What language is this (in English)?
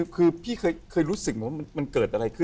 Thai